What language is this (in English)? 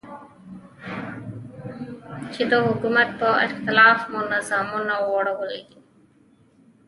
Pashto